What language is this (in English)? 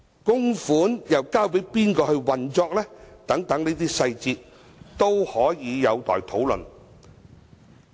Cantonese